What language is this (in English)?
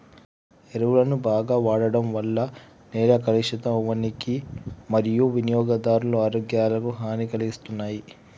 Telugu